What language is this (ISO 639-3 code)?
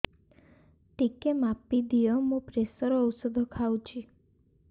ori